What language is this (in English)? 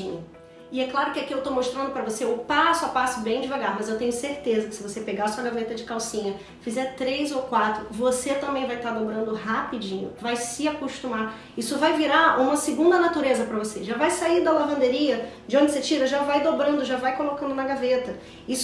Portuguese